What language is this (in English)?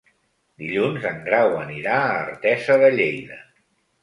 Catalan